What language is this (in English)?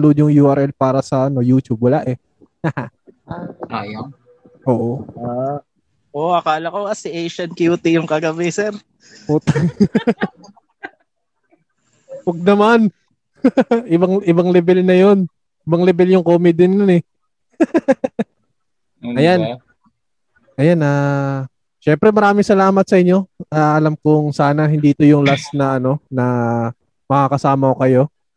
Filipino